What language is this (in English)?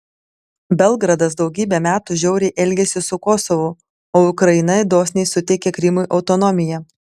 Lithuanian